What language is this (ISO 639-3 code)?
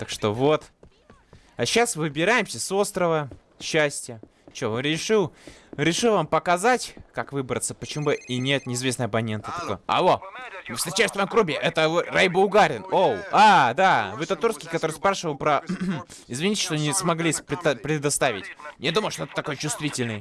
rus